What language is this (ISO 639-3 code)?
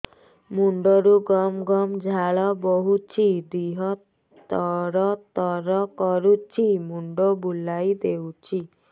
ori